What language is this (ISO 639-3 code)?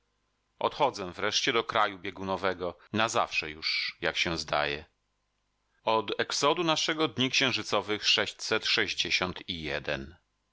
pol